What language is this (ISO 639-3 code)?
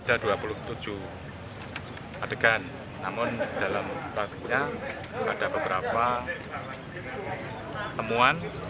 ind